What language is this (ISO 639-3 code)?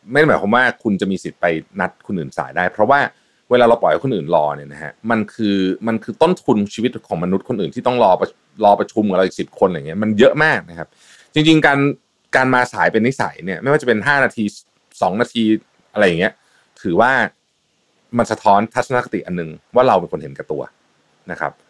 tha